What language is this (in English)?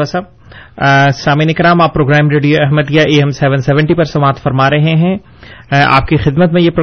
Urdu